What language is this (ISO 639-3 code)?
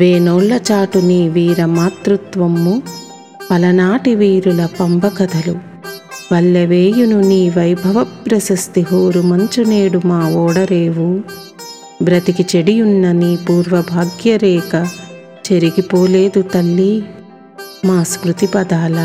tel